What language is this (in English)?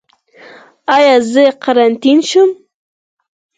Pashto